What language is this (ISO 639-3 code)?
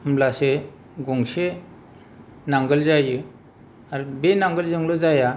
brx